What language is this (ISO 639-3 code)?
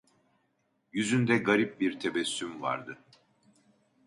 tur